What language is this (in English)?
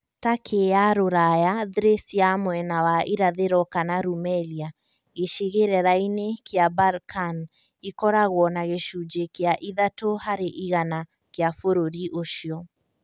Kikuyu